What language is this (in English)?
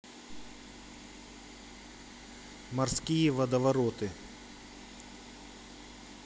Russian